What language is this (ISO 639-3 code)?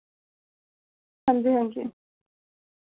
doi